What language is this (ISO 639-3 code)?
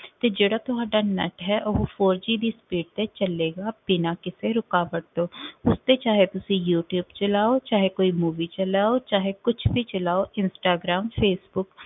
pan